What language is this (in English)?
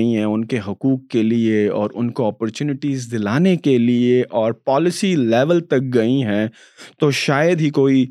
Urdu